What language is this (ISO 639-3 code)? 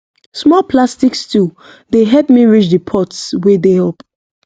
pcm